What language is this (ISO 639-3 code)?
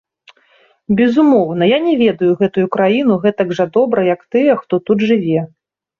bel